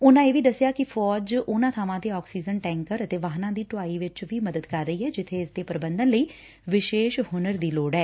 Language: Punjabi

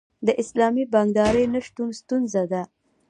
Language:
Pashto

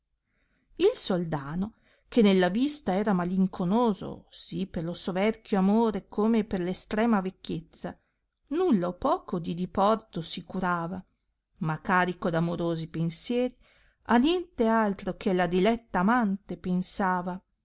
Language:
Italian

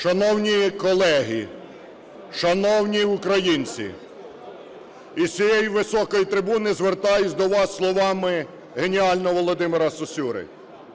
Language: Ukrainian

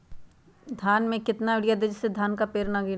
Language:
Magahi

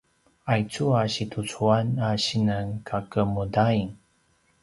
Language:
Paiwan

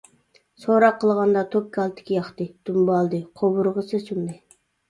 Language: Uyghur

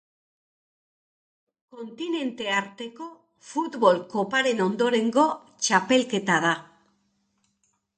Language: Basque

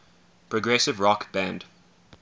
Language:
English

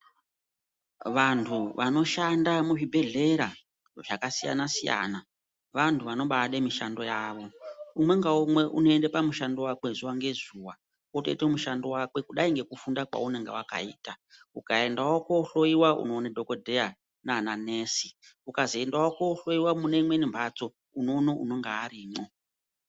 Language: Ndau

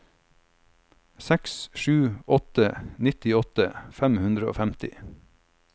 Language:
Norwegian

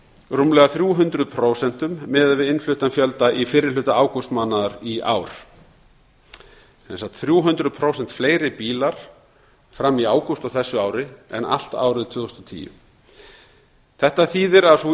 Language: Icelandic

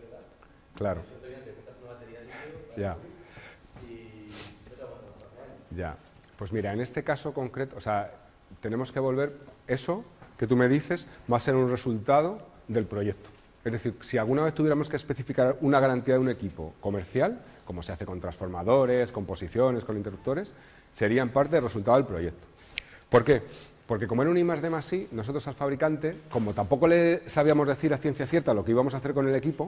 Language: Spanish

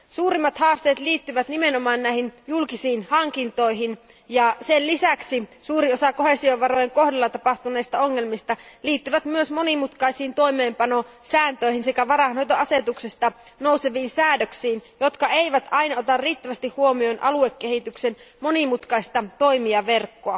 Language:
Finnish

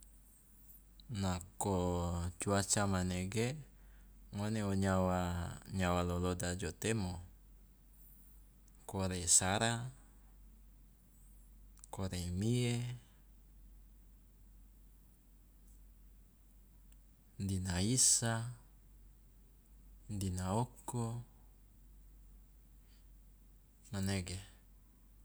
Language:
Loloda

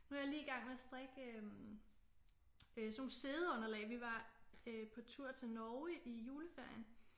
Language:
Danish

